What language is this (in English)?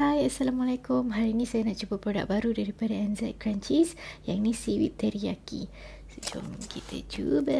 Malay